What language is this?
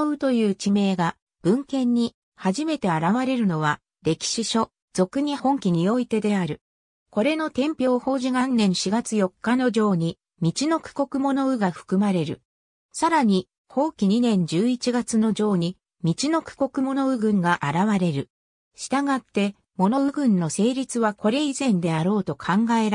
Japanese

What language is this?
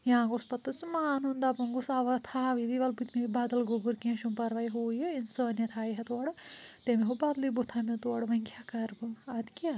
Kashmiri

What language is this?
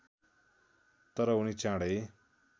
Nepali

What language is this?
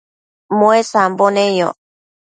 Matsés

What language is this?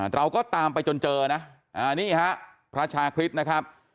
Thai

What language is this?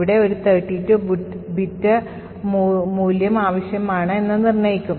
Malayalam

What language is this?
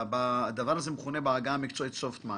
Hebrew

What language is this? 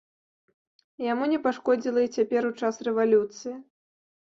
Belarusian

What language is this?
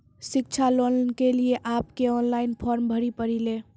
Maithili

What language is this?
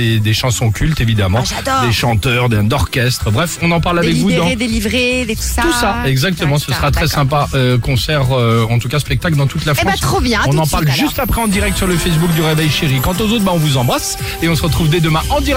French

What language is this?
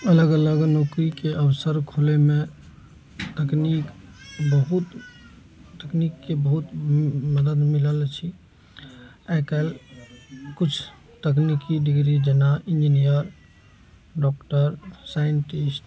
Maithili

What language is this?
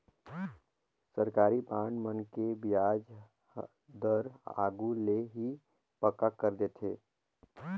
Chhattisgarhi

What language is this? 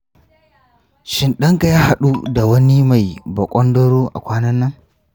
Hausa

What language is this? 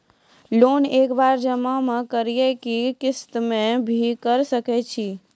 Maithili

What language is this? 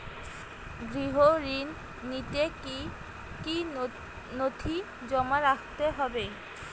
Bangla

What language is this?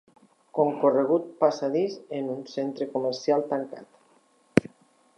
Catalan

